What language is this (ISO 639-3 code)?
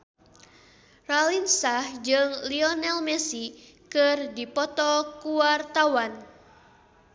sun